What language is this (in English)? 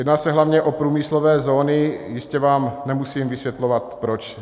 Czech